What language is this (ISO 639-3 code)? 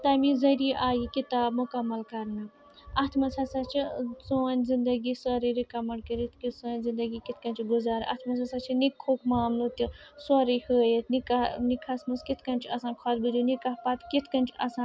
kas